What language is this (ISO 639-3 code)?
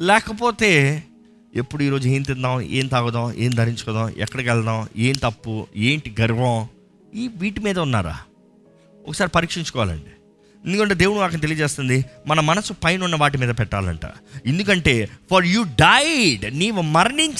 tel